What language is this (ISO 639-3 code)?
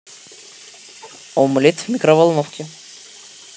rus